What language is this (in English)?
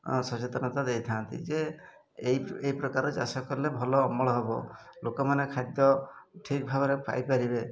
Odia